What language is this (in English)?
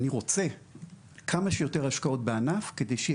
Hebrew